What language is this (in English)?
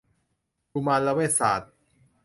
Thai